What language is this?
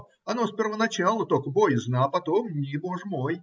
Russian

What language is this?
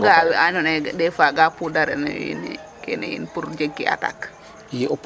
Serer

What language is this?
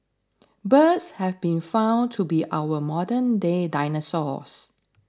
English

